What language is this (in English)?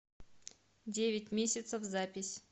Russian